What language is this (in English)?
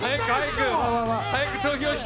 Japanese